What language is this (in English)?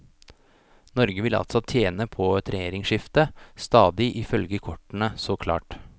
Norwegian